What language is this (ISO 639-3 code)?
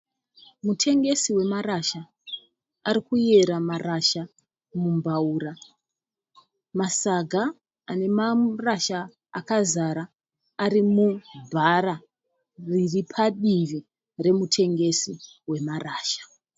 sna